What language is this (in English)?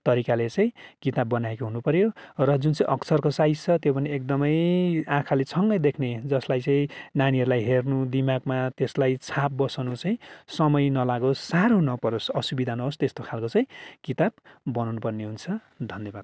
Nepali